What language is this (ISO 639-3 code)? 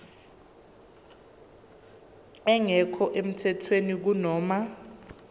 zul